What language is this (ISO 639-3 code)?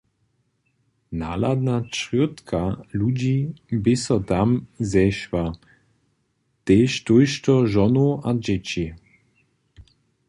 hsb